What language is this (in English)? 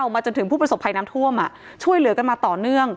Thai